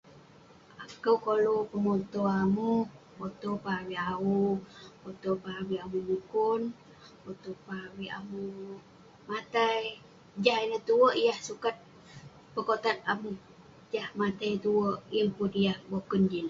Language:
Western Penan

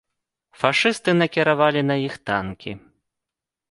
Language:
Belarusian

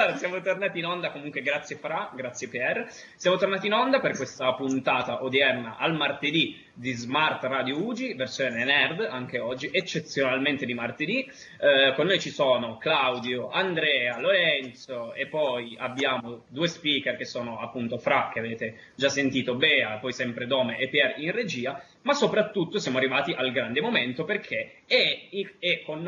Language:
Italian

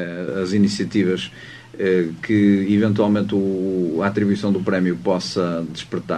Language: Portuguese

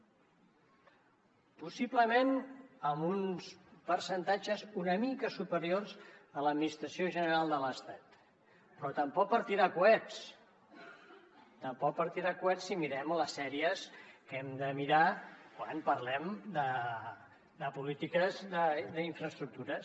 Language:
Catalan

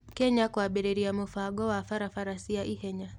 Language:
Kikuyu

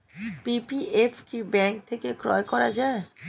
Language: Bangla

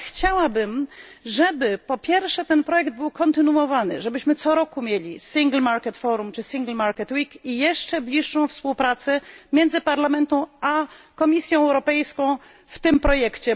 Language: Polish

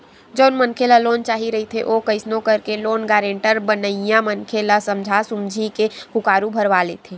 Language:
Chhattisgarhi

